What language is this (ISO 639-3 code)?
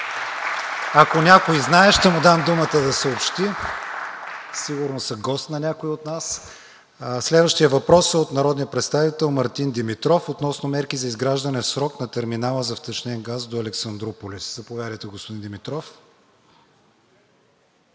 bul